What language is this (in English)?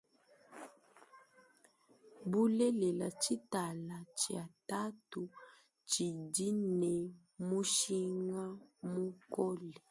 Luba-Lulua